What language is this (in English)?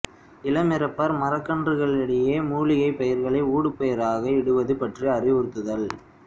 Tamil